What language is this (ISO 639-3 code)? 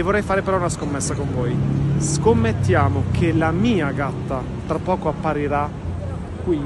ita